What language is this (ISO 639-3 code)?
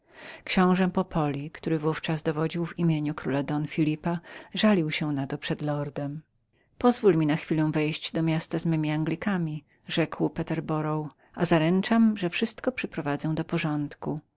pol